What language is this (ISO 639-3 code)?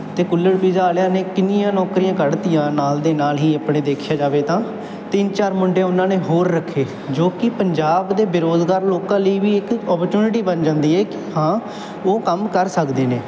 pan